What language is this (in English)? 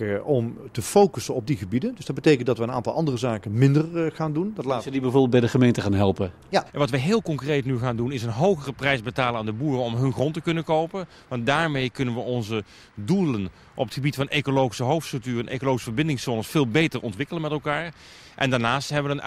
Dutch